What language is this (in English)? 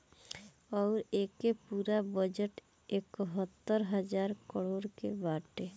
Bhojpuri